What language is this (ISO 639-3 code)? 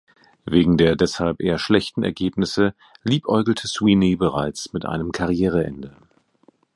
deu